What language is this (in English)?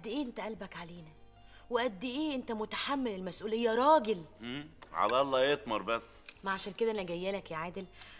Arabic